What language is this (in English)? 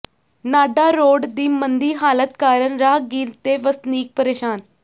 Punjabi